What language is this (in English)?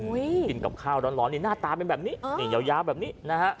Thai